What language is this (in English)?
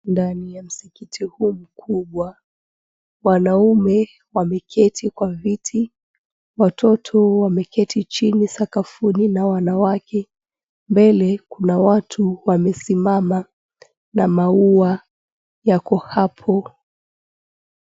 Swahili